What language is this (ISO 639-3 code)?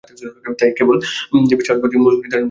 ben